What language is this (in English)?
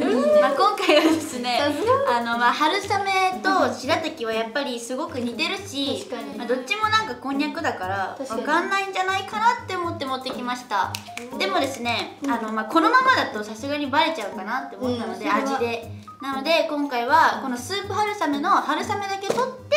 Japanese